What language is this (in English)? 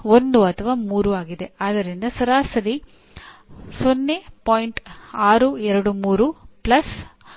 Kannada